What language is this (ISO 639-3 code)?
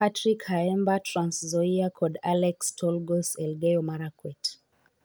luo